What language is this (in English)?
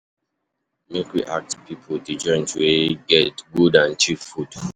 Nigerian Pidgin